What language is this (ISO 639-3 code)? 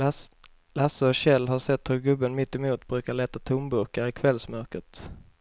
swe